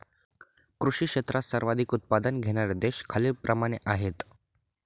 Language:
Marathi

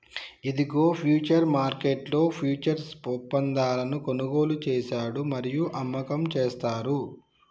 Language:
Telugu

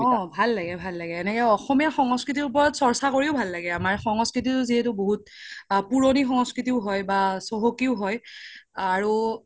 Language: Assamese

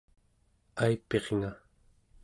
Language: Central Yupik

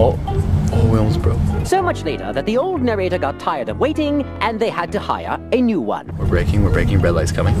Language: English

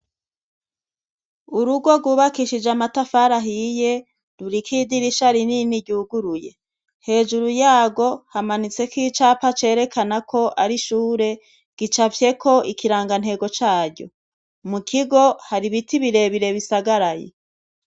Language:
Rundi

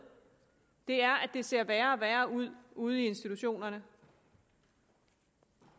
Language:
Danish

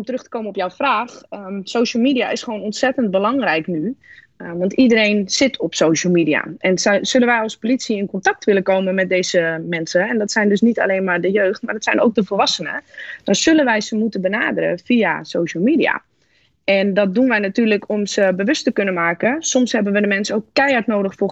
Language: Dutch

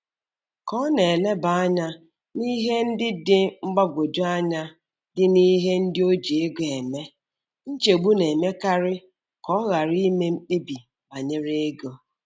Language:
Igbo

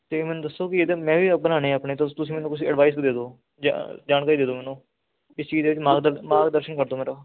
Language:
Punjabi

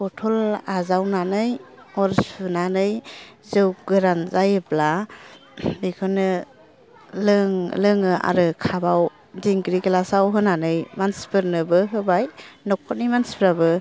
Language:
Bodo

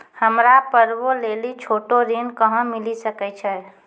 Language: Maithili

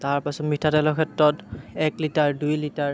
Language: Assamese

